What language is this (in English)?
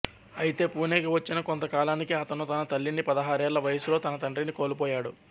Telugu